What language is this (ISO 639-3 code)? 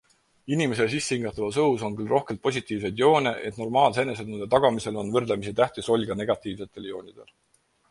est